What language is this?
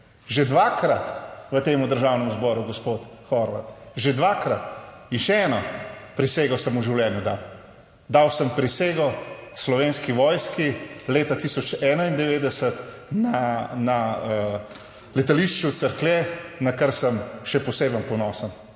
Slovenian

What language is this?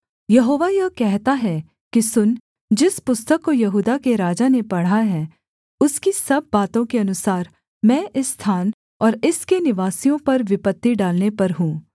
Hindi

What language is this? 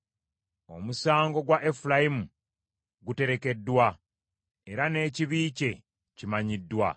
Ganda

